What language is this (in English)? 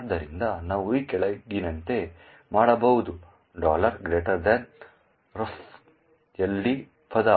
Kannada